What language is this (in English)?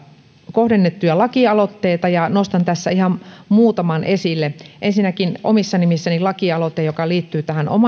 Finnish